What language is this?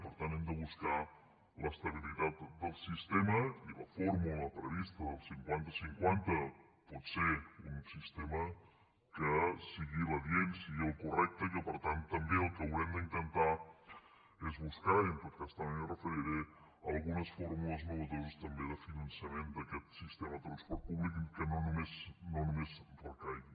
Catalan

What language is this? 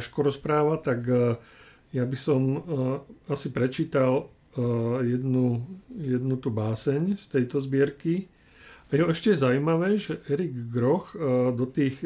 Slovak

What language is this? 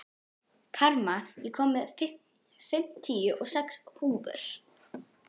Icelandic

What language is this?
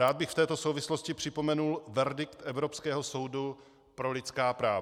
Czech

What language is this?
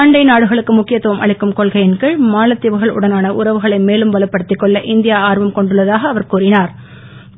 Tamil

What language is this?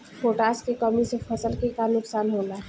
Bhojpuri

